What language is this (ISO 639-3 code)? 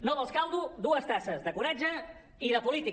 cat